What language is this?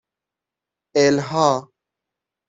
Persian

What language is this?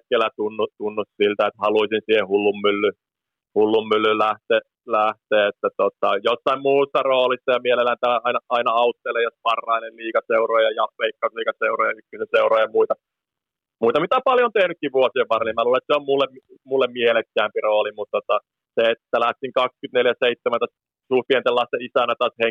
Finnish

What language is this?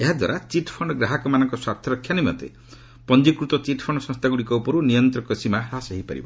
Odia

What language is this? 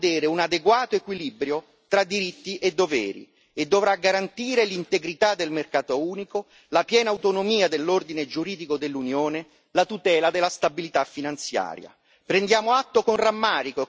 Italian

